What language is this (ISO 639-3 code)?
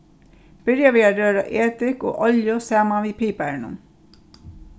fao